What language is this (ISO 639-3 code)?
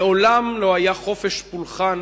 heb